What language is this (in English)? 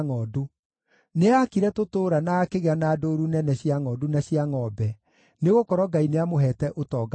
Kikuyu